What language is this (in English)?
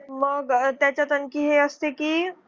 Marathi